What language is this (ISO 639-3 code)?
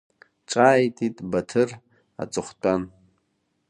abk